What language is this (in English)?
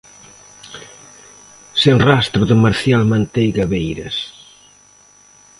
Galician